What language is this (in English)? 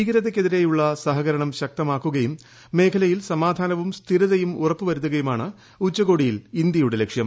Malayalam